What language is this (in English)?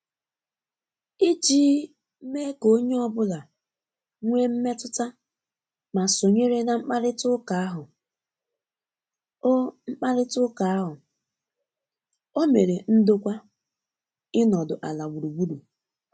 Igbo